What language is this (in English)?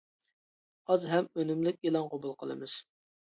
Uyghur